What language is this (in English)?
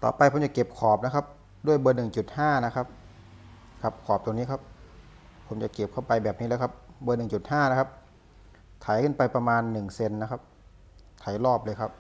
Thai